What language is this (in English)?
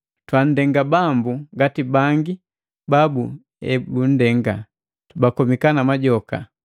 Matengo